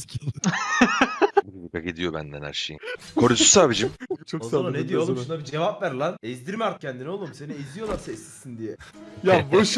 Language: Turkish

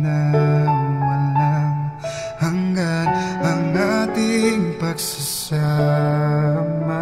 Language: Filipino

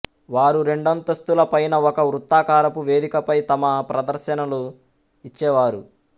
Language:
Telugu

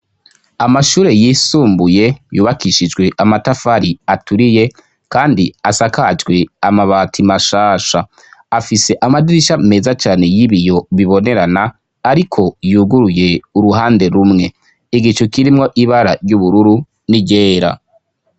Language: Rundi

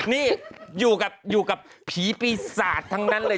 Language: Thai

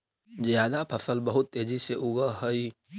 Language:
Magahi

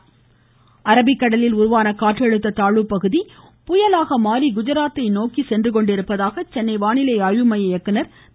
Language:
Tamil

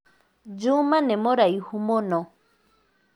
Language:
Kikuyu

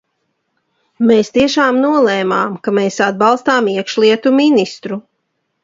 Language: Latvian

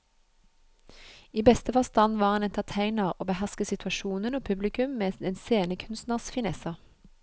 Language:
Norwegian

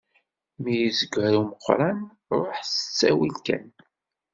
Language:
Kabyle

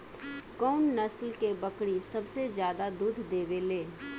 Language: Bhojpuri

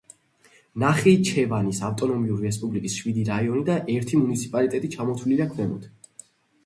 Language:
Georgian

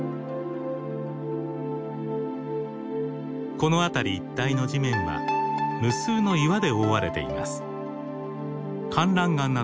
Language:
Japanese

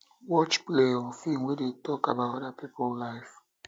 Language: Nigerian Pidgin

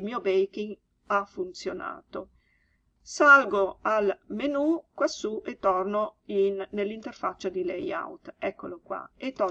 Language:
Italian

